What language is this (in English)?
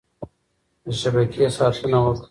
Pashto